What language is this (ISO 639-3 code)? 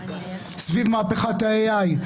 heb